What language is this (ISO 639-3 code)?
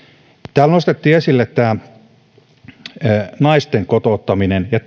fin